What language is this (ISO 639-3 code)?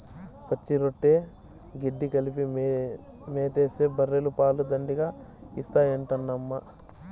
tel